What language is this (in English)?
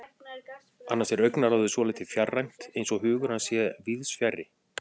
Icelandic